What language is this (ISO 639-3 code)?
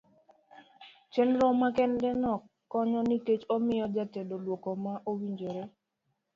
luo